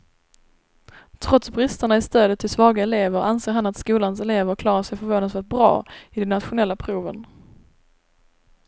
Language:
Swedish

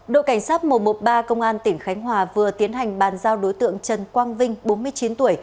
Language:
Vietnamese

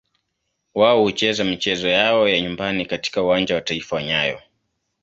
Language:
Swahili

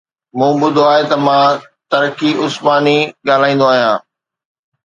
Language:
Sindhi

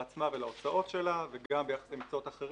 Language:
Hebrew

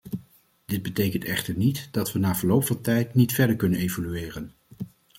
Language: Dutch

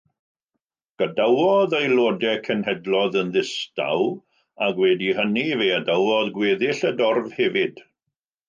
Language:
Welsh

